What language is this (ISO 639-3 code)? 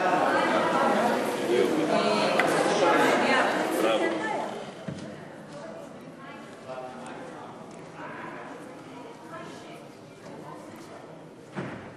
heb